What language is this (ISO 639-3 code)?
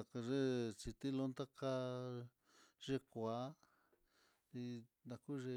vmm